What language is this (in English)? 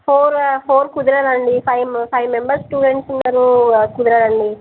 Telugu